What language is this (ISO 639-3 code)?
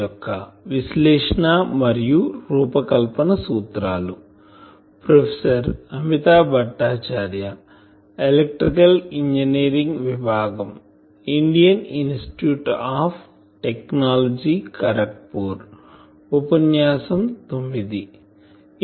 tel